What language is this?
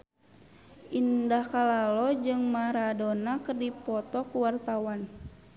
Sundanese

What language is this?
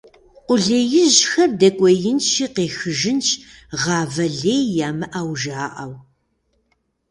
Kabardian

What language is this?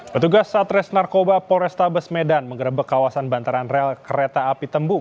Indonesian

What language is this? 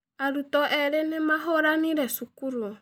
Kikuyu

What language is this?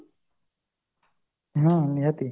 Odia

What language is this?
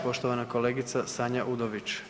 Croatian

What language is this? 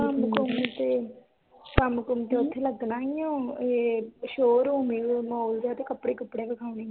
Punjabi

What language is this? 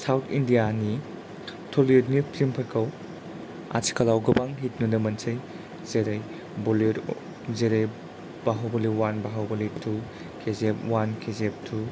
Bodo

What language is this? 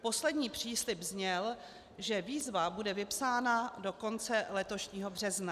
Czech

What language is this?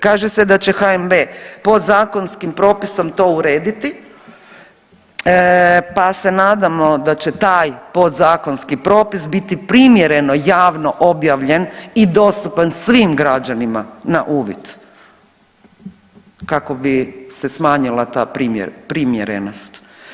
Croatian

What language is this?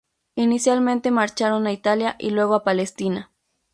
Spanish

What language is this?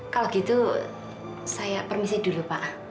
Indonesian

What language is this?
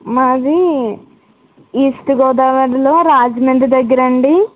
Telugu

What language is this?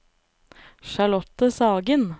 Norwegian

